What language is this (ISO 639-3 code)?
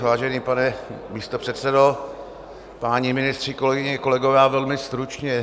ces